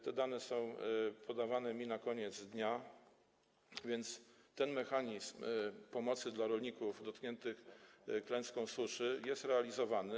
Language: Polish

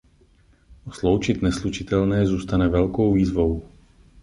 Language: Czech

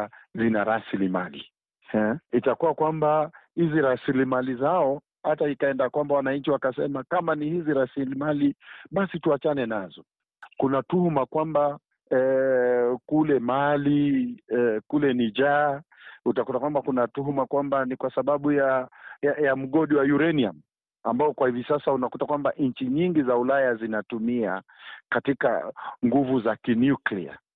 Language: Swahili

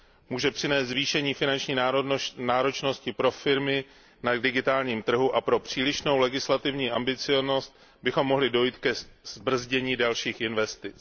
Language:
Czech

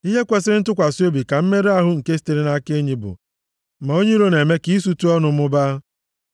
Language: Igbo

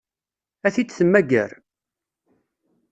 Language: Kabyle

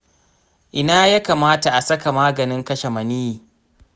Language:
Hausa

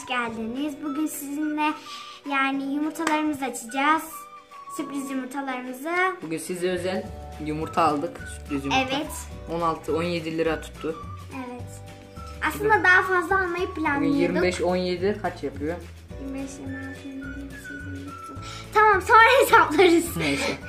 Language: Turkish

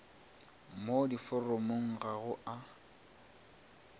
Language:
Northern Sotho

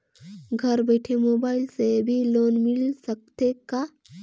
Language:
Chhattisgarhi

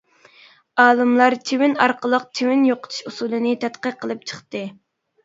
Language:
Uyghur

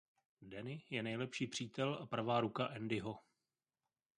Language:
Czech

